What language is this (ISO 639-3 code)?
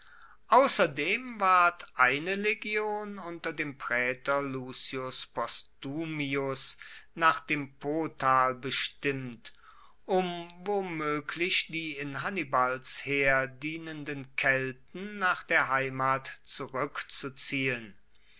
deu